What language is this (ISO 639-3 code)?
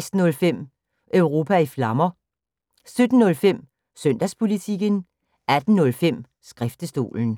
dan